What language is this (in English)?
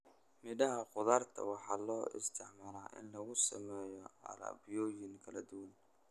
Somali